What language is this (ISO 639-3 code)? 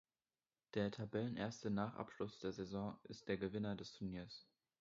deu